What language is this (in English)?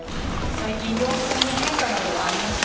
Japanese